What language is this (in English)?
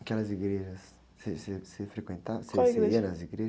Portuguese